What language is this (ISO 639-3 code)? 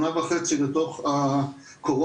heb